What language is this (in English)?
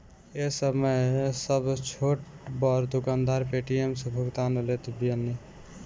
Bhojpuri